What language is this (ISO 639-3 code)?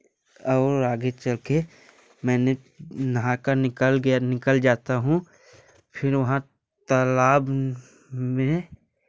hin